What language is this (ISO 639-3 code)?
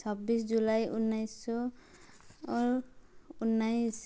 nep